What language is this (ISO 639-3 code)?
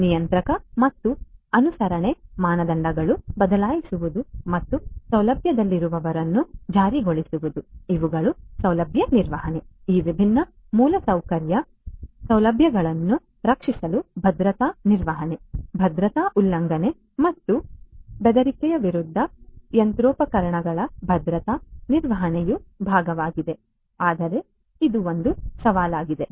kan